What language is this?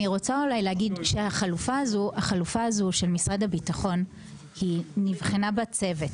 Hebrew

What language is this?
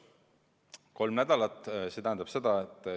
Estonian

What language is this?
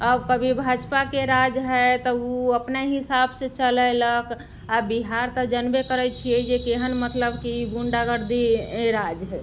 Maithili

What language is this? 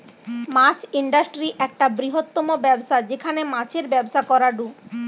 Bangla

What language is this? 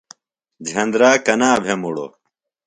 Phalura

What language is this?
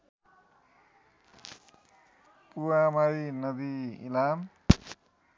Nepali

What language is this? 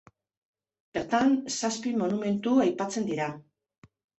Basque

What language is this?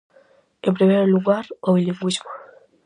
Galician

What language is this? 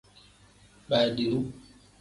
Tem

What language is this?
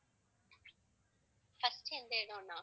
Tamil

